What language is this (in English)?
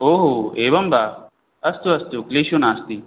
Sanskrit